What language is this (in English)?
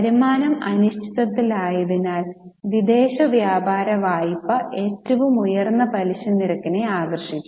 Malayalam